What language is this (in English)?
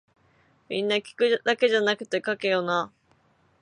Japanese